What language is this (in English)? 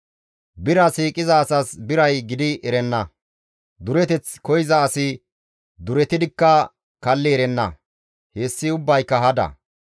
Gamo